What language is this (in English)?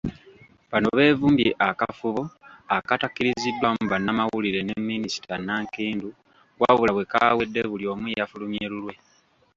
Ganda